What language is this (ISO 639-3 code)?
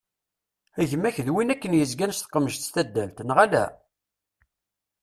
kab